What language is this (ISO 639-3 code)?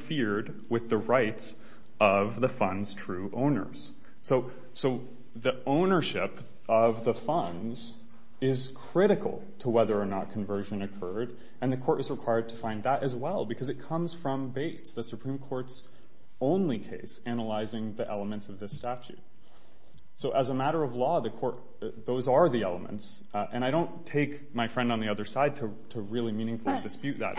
eng